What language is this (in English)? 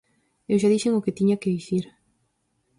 Galician